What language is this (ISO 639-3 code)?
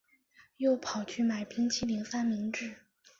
zho